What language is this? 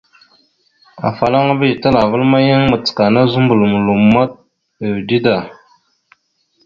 Mada (Cameroon)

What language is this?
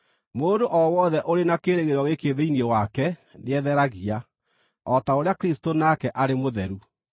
Kikuyu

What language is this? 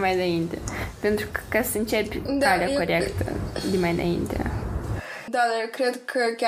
Romanian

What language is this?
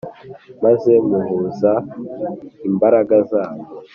Kinyarwanda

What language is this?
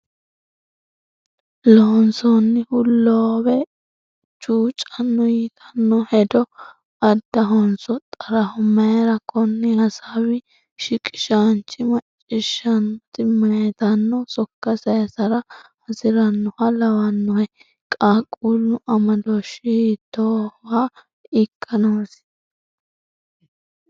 Sidamo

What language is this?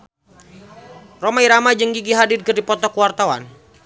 Sundanese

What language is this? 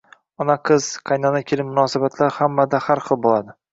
Uzbek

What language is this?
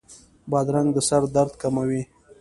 Pashto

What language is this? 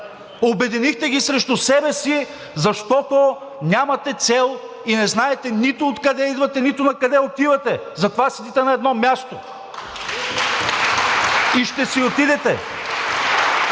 Bulgarian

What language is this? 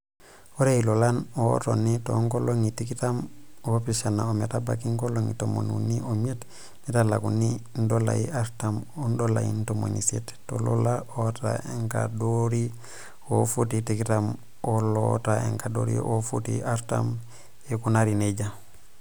Masai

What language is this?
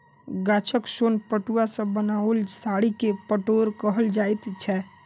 Maithili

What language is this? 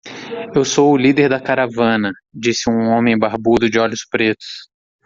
Portuguese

